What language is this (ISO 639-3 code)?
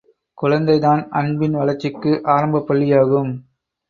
tam